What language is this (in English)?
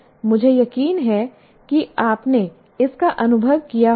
Hindi